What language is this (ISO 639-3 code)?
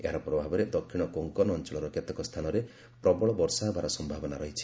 ori